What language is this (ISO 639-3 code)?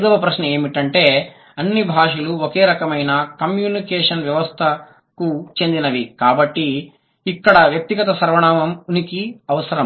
tel